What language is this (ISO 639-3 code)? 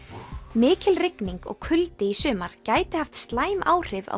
isl